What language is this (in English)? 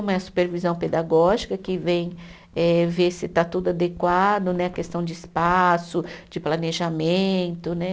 Portuguese